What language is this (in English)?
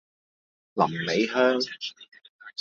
Cantonese